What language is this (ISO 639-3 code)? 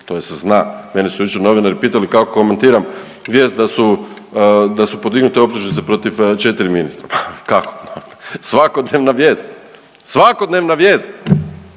hrv